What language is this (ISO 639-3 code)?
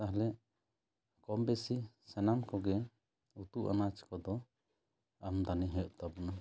sat